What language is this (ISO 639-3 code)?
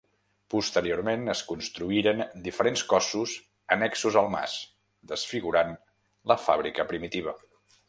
cat